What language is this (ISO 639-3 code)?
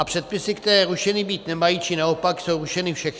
ces